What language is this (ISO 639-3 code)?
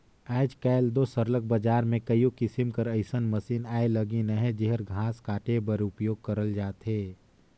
hne